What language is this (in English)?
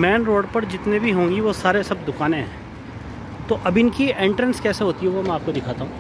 Hindi